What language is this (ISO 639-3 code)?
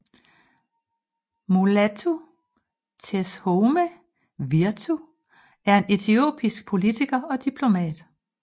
dan